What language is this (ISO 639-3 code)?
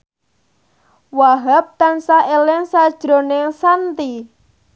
jav